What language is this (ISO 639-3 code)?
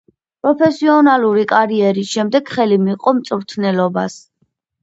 kat